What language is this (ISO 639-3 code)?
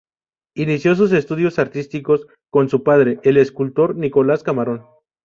spa